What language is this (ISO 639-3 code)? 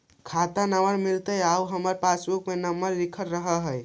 mag